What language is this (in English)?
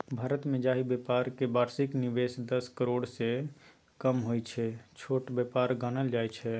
Maithili